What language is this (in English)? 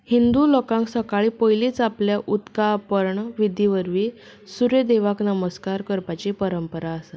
Konkani